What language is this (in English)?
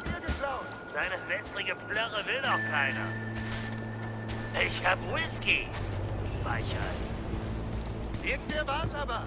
German